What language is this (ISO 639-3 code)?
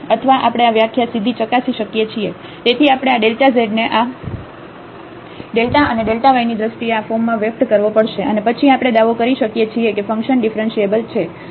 guj